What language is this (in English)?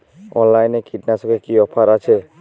Bangla